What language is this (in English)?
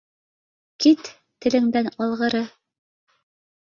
Bashkir